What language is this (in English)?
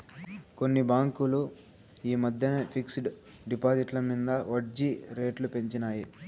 Telugu